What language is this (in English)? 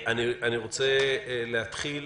Hebrew